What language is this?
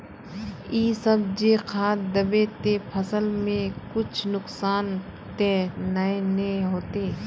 Magahi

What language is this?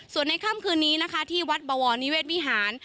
Thai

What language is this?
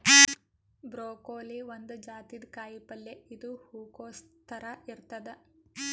Kannada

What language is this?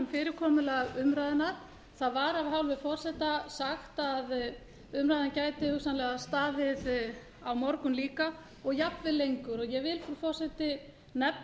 Icelandic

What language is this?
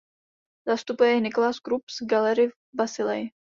Czech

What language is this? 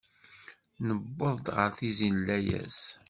Kabyle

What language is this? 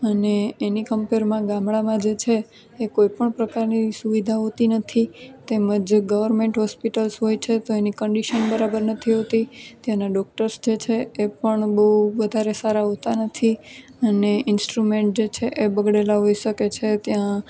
Gujarati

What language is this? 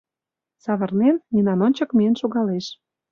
Mari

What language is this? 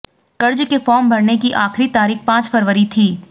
Hindi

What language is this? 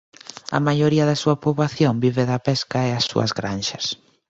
Galician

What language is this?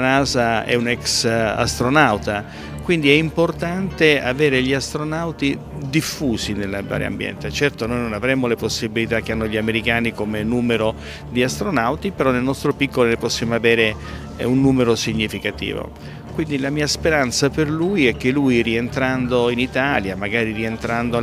Italian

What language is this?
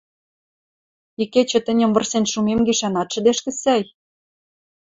Western Mari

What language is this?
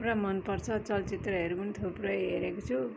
Nepali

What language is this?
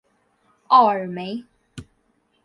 Chinese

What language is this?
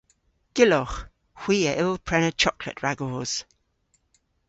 Cornish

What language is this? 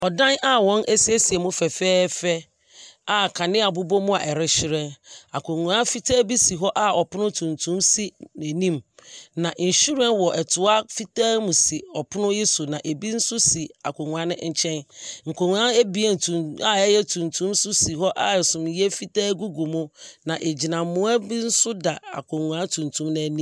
Akan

